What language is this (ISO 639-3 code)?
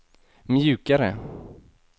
swe